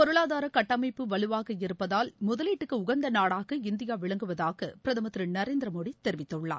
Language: Tamil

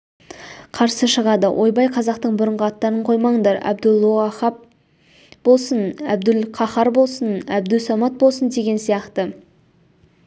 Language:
Kazakh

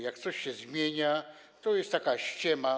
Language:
Polish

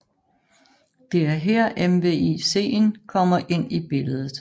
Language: Danish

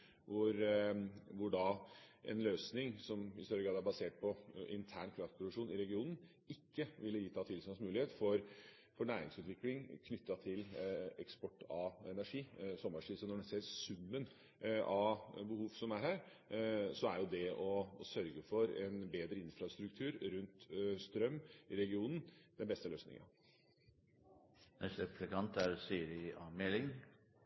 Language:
Norwegian Bokmål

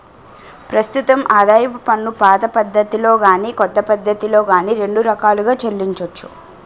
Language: Telugu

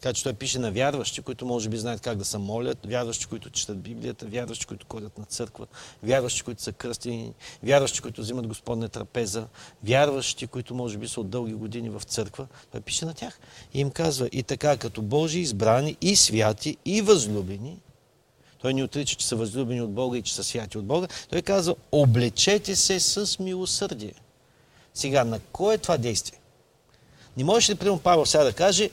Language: Bulgarian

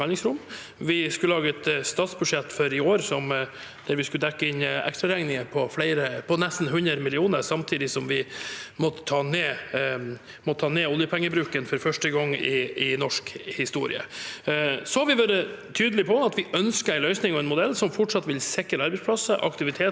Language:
Norwegian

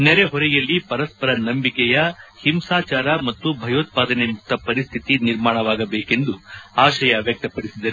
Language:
Kannada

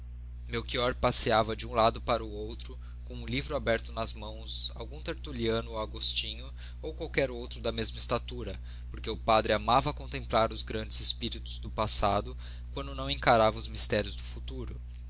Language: Portuguese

